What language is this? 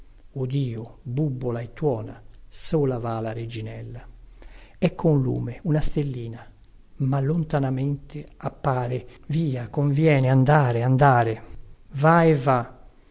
Italian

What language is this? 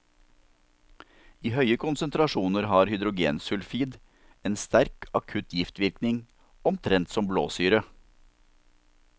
Norwegian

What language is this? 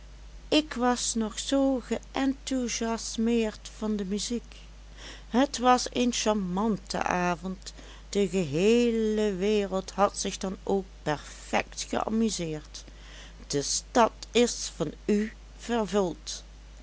Dutch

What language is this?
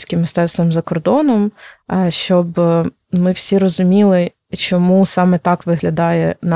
Ukrainian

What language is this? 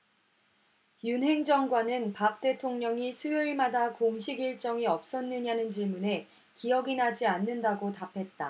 Korean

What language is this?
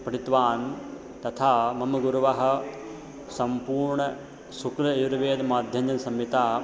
Sanskrit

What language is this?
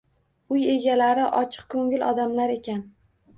Uzbek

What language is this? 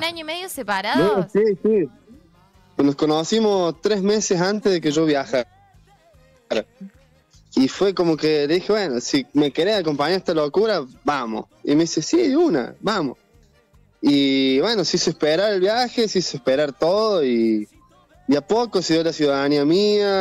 Spanish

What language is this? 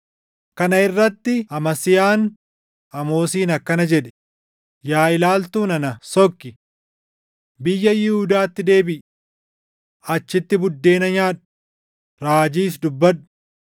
Oromo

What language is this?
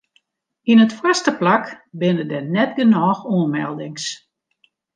Western Frisian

